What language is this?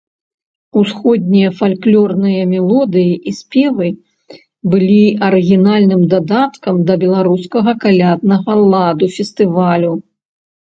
Belarusian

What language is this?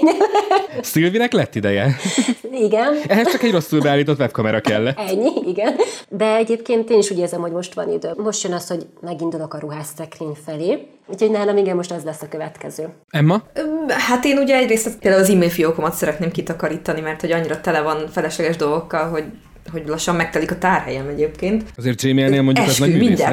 Hungarian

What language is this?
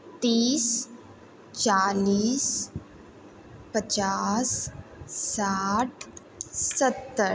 Maithili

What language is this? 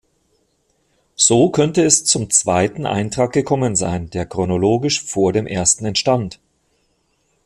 German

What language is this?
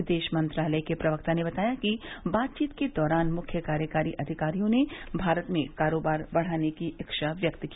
Hindi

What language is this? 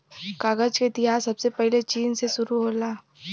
Bhojpuri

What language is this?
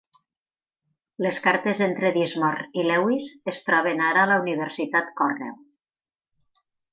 Catalan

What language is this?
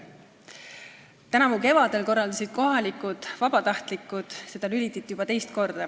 Estonian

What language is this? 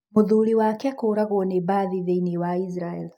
Kikuyu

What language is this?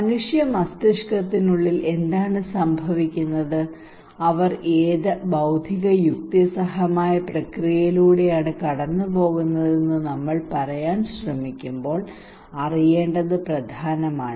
Malayalam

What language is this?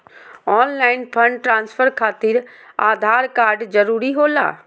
Magahi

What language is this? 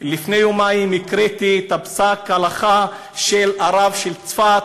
Hebrew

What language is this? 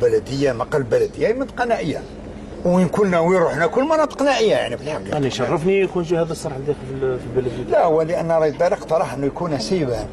Arabic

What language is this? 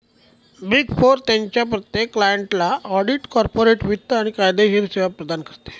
Marathi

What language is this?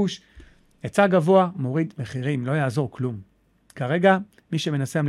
Hebrew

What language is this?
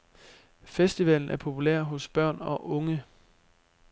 Danish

